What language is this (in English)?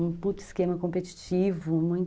Portuguese